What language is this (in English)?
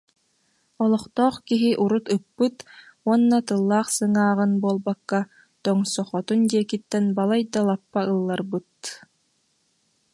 Yakut